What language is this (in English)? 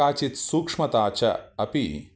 Sanskrit